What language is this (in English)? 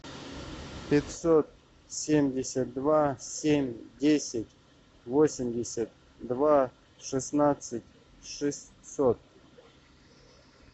Russian